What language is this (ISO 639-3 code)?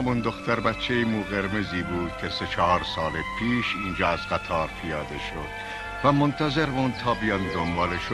fas